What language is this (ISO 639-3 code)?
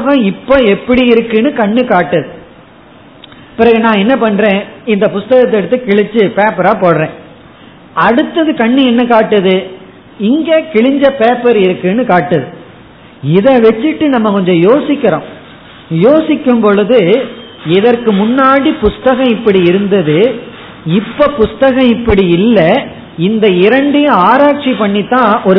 tam